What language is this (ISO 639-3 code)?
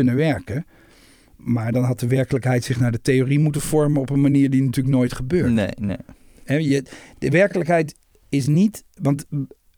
nld